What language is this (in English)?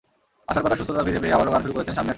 Bangla